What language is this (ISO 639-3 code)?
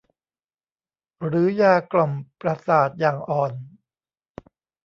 tha